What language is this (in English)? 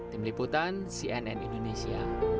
Indonesian